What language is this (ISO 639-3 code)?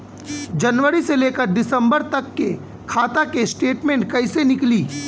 bho